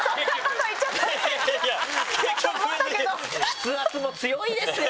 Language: Japanese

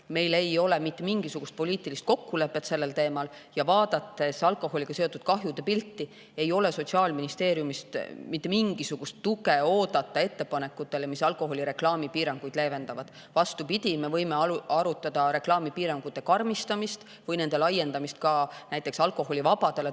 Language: Estonian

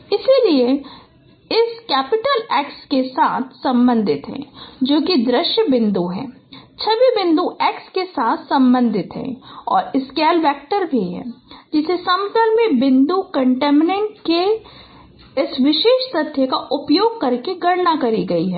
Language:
Hindi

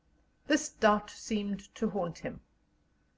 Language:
English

